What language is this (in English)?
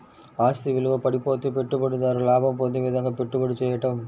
Telugu